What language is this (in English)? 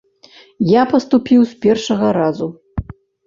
Belarusian